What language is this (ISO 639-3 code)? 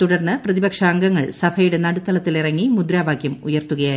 mal